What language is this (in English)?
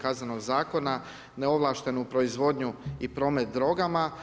Croatian